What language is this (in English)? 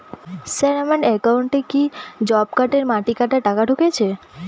Bangla